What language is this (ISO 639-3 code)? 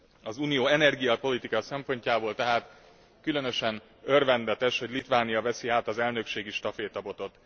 hun